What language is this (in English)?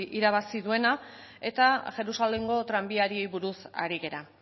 Basque